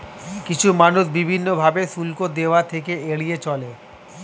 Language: Bangla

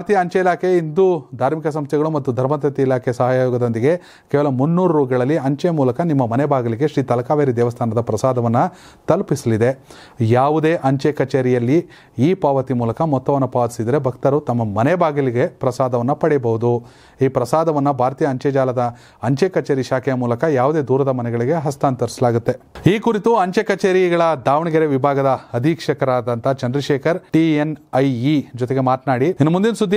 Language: Romanian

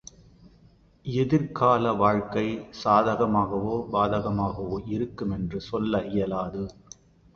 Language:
Tamil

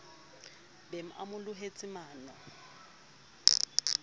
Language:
Southern Sotho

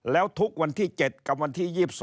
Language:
Thai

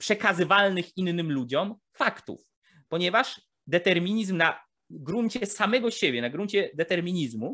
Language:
Polish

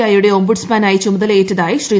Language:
Malayalam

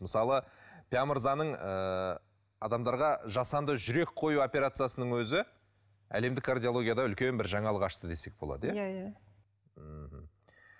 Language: Kazakh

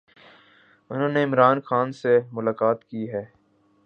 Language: Urdu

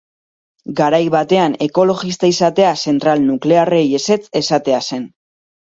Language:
Basque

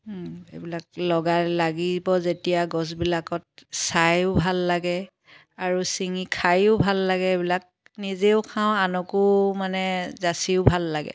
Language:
Assamese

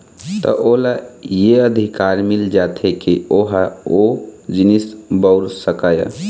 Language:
Chhattisgarhi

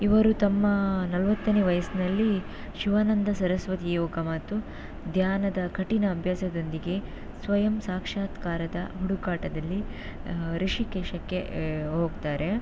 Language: Kannada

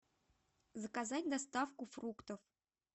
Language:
Russian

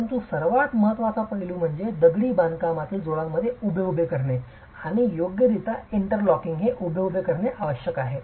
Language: Marathi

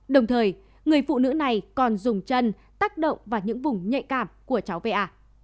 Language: Vietnamese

